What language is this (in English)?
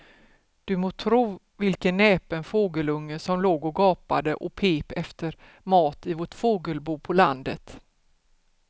Swedish